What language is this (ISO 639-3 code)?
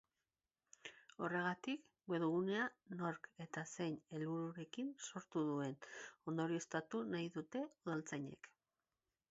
eus